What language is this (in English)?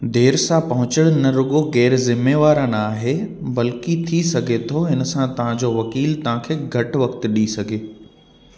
Sindhi